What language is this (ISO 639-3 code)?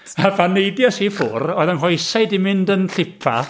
cym